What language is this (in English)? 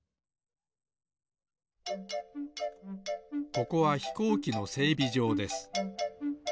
Japanese